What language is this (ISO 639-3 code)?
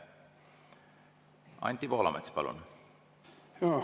est